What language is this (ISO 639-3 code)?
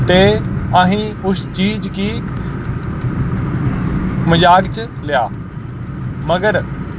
doi